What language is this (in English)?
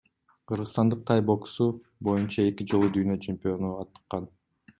Kyrgyz